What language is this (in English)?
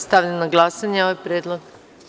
Serbian